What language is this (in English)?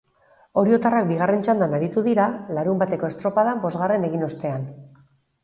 Basque